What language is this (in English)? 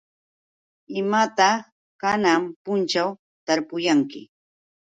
Yauyos Quechua